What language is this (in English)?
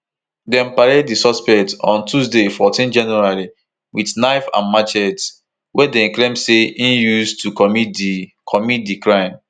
Nigerian Pidgin